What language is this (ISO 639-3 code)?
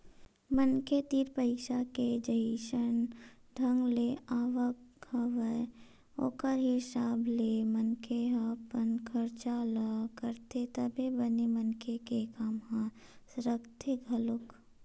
hne